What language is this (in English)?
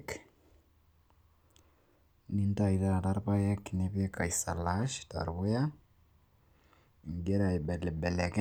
Masai